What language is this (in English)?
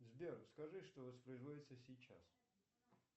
Russian